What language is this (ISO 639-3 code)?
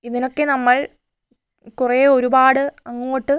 mal